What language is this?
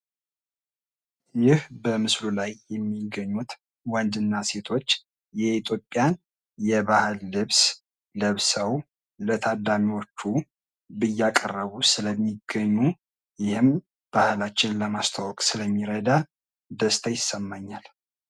Amharic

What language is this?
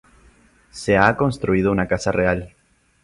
Spanish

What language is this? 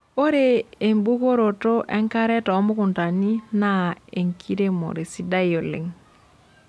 Masai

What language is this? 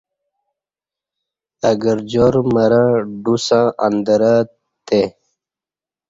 Kati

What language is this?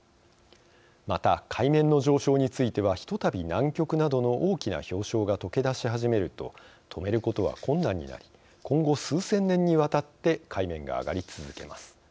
Japanese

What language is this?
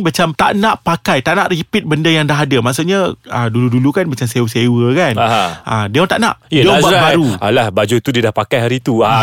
Malay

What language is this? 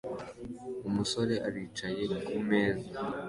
Kinyarwanda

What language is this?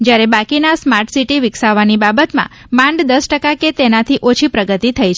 Gujarati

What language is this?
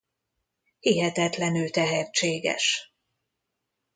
Hungarian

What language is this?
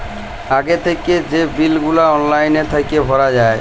Bangla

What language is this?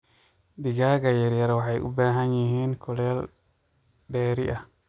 Somali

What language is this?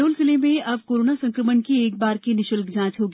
Hindi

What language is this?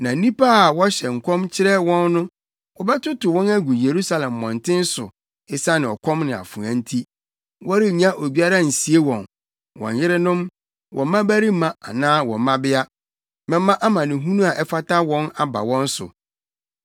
Akan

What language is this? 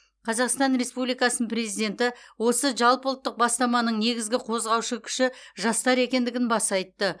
Kazakh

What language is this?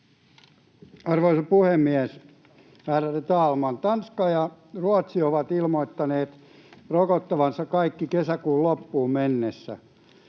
Finnish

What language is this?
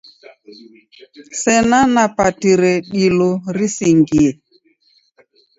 Taita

